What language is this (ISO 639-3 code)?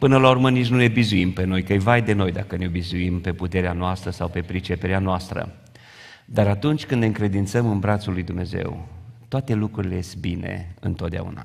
ron